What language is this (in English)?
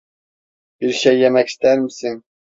Turkish